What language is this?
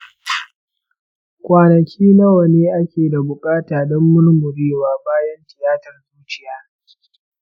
Hausa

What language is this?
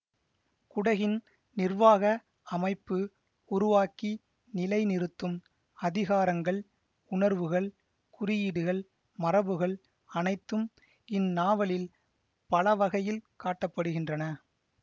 Tamil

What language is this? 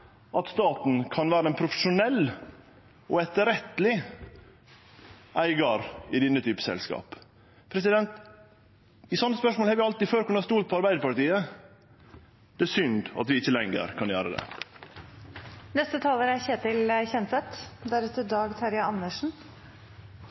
Norwegian Nynorsk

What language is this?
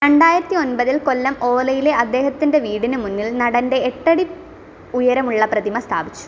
Malayalam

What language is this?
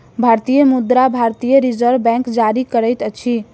Maithili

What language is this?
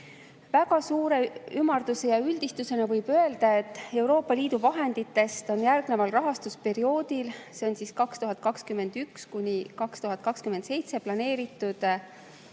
Estonian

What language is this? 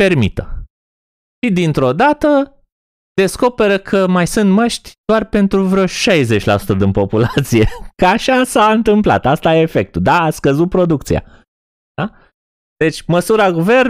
Romanian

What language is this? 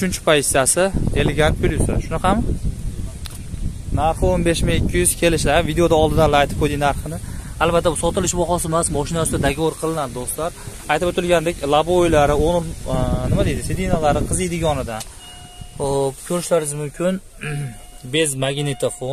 Turkish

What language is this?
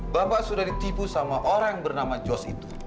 Indonesian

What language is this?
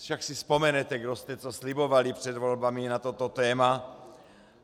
Czech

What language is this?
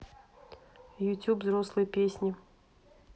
Russian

